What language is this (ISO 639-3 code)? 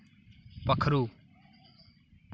doi